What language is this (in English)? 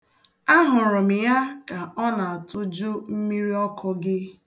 Igbo